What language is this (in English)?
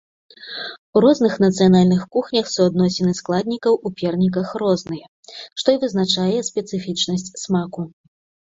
Belarusian